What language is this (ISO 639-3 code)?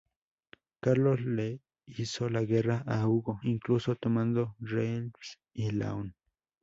spa